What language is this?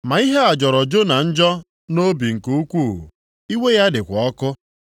Igbo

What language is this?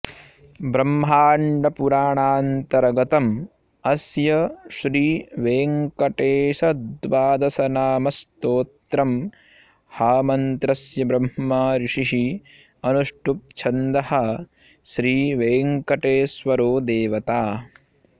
Sanskrit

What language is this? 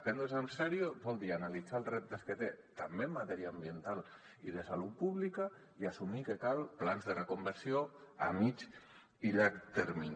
Catalan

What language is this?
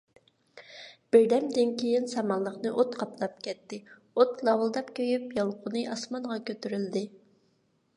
Uyghur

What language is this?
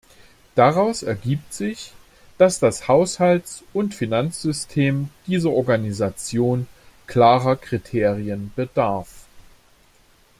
German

